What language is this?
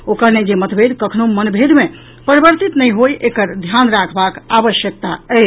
Maithili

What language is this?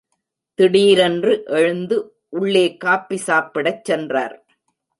Tamil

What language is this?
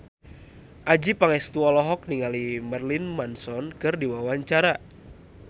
Sundanese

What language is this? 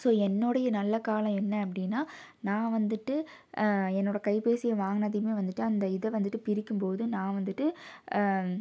Tamil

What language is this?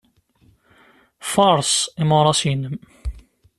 Kabyle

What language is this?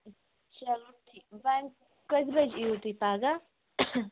Kashmiri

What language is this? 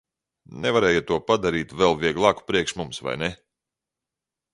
Latvian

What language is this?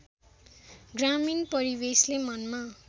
Nepali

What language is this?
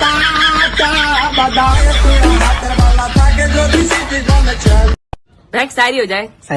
Hindi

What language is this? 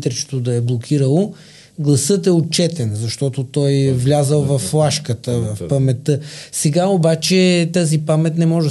Bulgarian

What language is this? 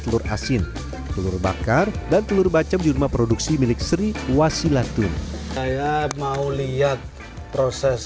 Indonesian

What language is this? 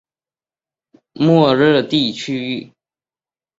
Chinese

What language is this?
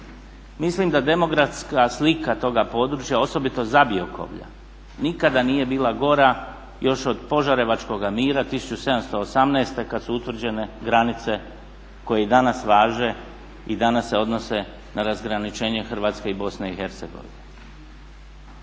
Croatian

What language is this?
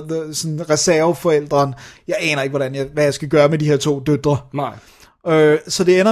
Danish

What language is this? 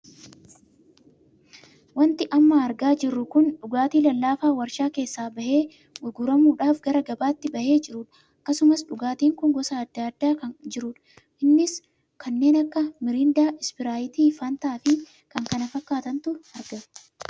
Oromo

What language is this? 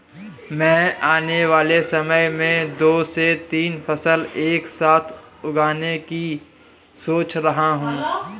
Hindi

